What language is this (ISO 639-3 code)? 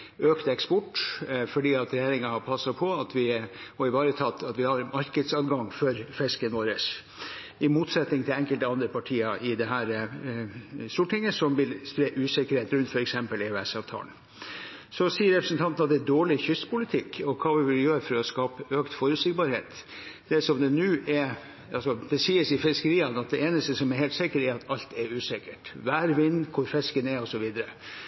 nob